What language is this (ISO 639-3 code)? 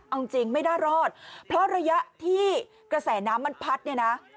tha